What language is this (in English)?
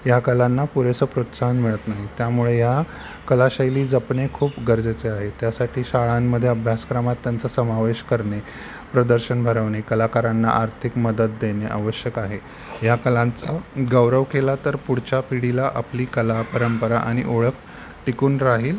Marathi